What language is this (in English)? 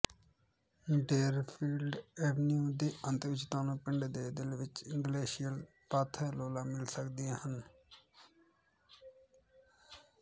Punjabi